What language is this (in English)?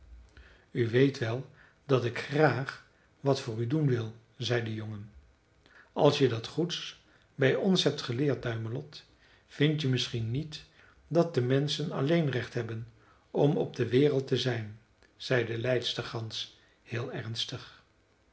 Dutch